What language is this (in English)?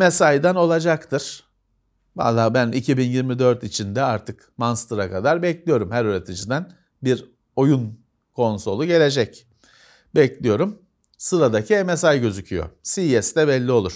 Turkish